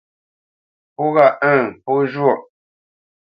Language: Bamenyam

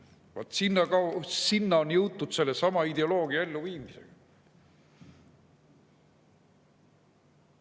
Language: Estonian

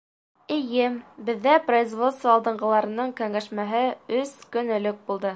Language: Bashkir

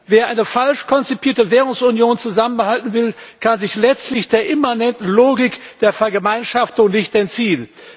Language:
German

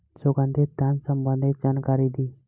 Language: Bhojpuri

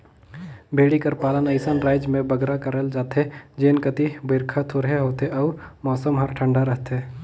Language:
Chhattisgarhi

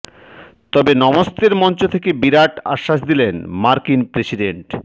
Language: Bangla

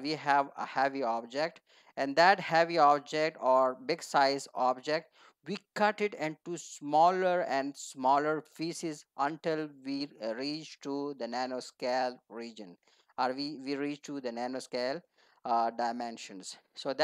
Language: English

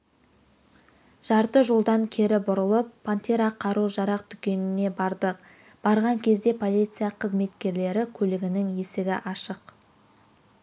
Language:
Kazakh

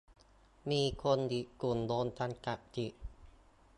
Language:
Thai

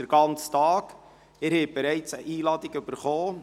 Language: Swiss German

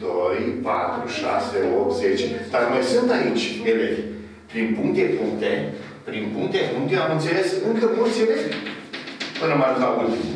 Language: Romanian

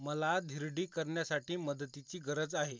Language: Marathi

